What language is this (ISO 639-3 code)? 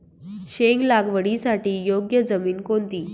mar